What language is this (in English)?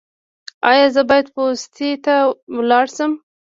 Pashto